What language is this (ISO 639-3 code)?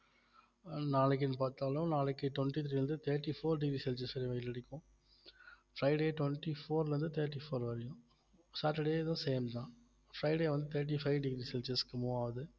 tam